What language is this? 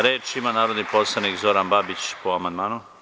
Serbian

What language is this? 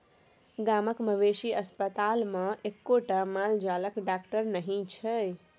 Maithili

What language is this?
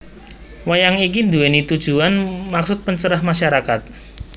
Javanese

